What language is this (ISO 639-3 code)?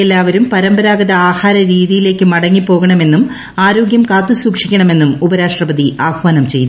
mal